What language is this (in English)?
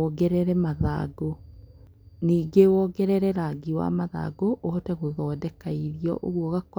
Kikuyu